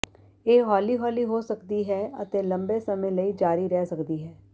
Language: Punjabi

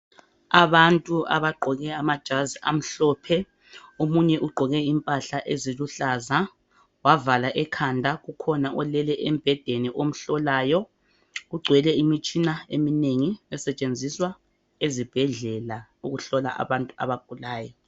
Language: North Ndebele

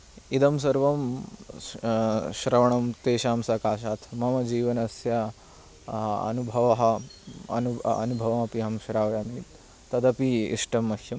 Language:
Sanskrit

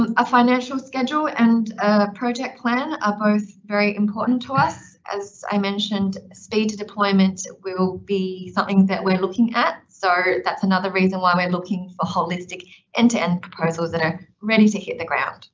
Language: English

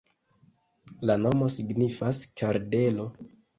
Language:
Esperanto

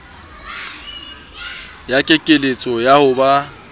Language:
Southern Sotho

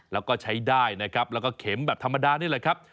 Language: Thai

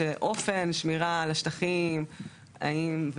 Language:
Hebrew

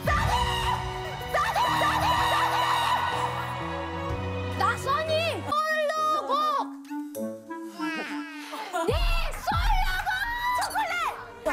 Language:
Korean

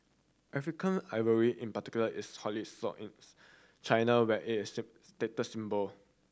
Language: English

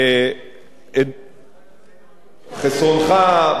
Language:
Hebrew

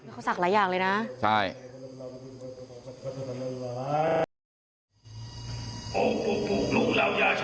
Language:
Thai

